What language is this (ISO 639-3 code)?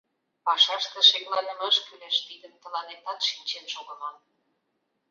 chm